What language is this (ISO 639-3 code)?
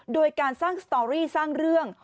tha